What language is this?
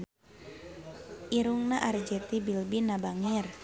Sundanese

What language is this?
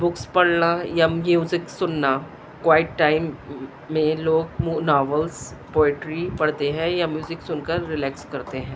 Urdu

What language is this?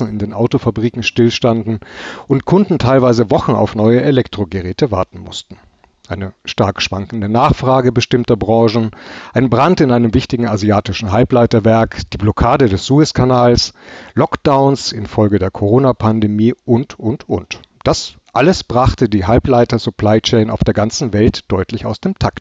German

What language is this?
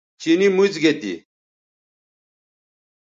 Bateri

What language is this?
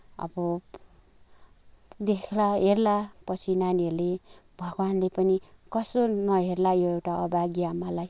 Nepali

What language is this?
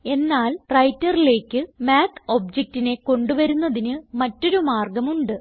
Malayalam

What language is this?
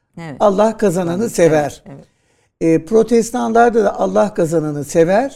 Turkish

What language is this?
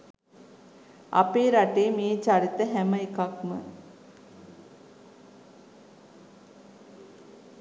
Sinhala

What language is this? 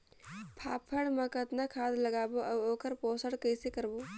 Chhattisgarhi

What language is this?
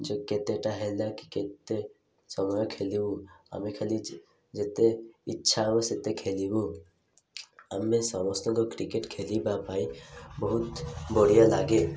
Odia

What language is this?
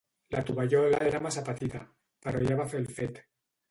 Catalan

